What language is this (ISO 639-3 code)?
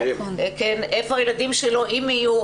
heb